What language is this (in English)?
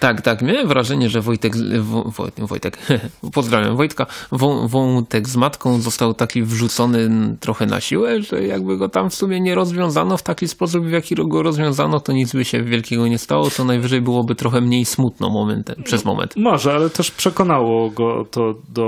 Polish